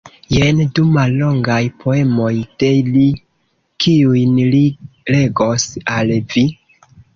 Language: Esperanto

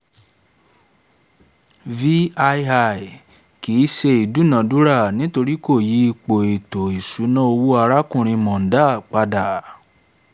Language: Yoruba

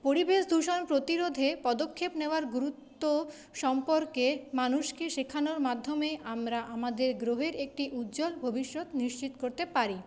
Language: Bangla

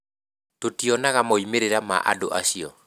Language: Kikuyu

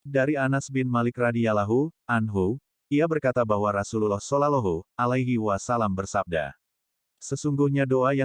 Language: Indonesian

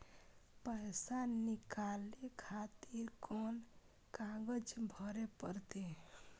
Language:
Maithili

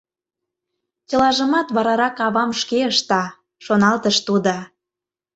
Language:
Mari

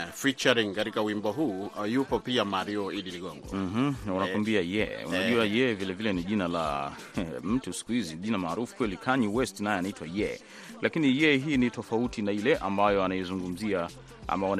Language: Swahili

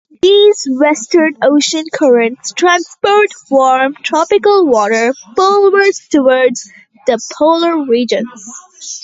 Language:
English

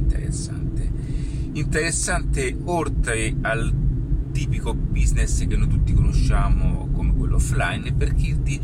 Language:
Italian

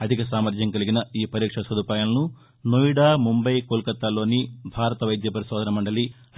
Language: Telugu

